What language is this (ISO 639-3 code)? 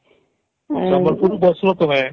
ori